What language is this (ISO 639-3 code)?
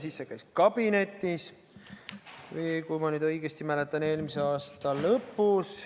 est